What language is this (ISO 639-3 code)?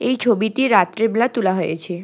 ben